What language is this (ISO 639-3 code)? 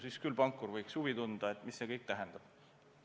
est